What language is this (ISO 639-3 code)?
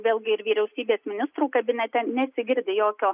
lit